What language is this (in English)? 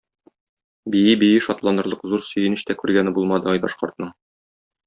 Tatar